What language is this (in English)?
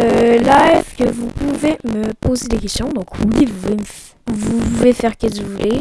French